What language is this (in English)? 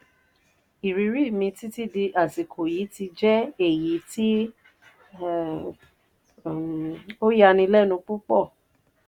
Yoruba